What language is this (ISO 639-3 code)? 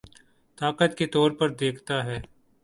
urd